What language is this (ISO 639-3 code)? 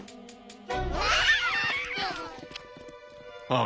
jpn